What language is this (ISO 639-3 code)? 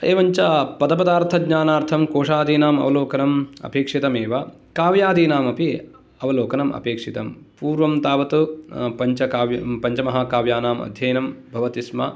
san